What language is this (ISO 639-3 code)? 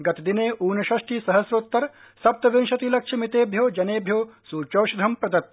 san